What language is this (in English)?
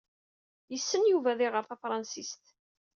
Kabyle